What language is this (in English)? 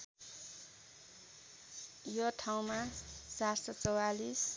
Nepali